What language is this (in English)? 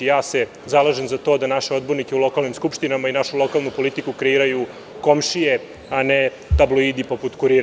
Serbian